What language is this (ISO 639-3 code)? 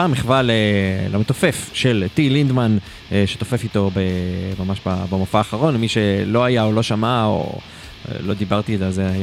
heb